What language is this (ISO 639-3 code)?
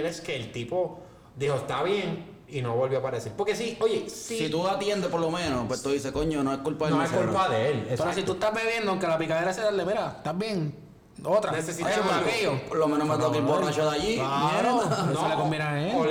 spa